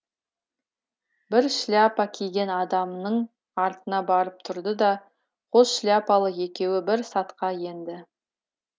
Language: Kazakh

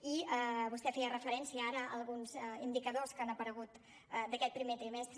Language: Catalan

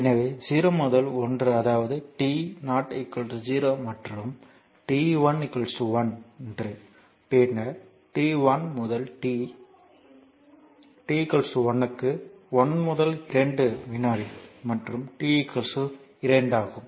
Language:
Tamil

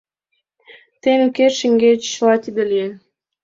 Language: Mari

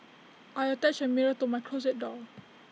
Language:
English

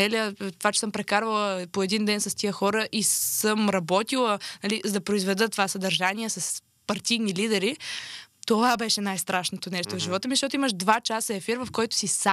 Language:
Bulgarian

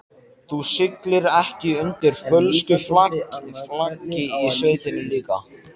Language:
Icelandic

